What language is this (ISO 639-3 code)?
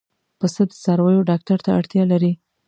pus